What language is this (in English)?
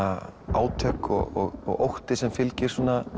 Icelandic